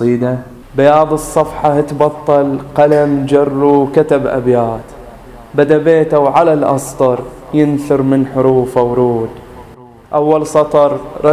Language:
Arabic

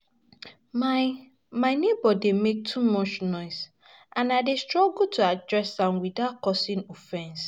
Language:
Nigerian Pidgin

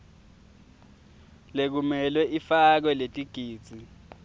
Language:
Swati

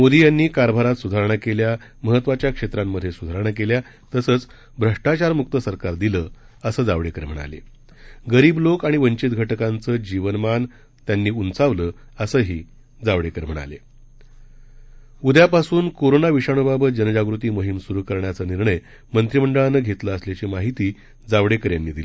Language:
Marathi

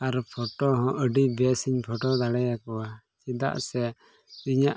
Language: Santali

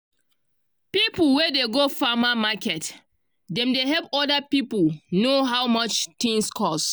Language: Nigerian Pidgin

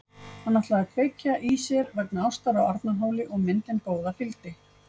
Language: Icelandic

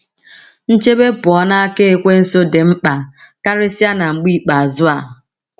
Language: Igbo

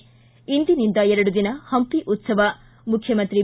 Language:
Kannada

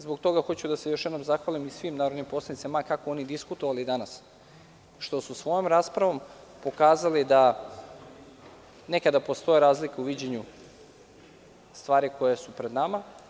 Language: Serbian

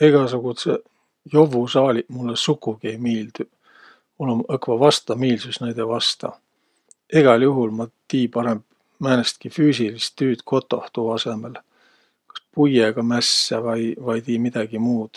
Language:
Võro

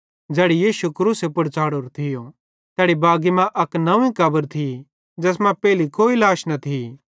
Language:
Bhadrawahi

